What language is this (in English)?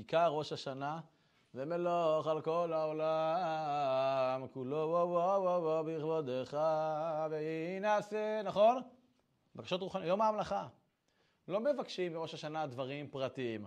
Hebrew